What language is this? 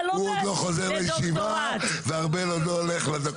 Hebrew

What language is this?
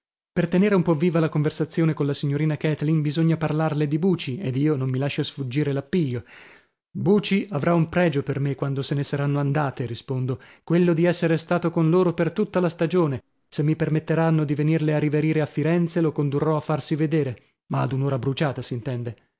Italian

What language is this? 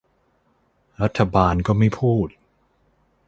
Thai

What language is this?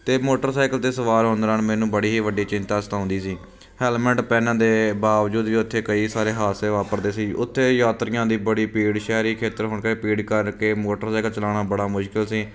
Punjabi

